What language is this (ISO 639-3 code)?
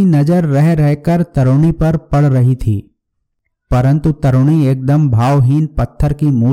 hin